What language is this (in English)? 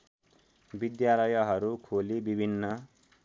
Nepali